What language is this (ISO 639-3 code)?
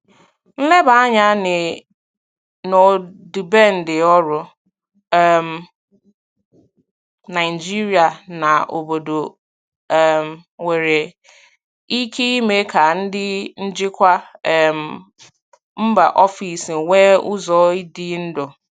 ibo